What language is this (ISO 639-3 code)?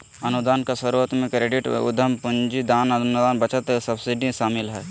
mag